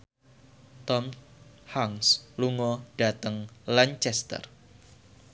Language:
Javanese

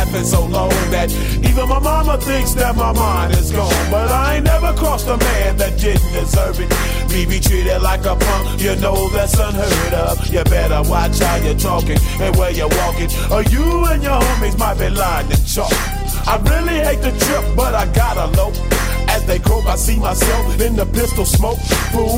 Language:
Italian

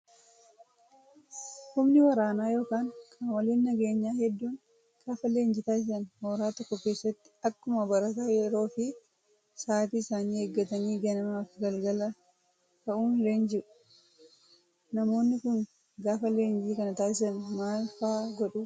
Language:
Oromo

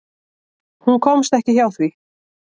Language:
Icelandic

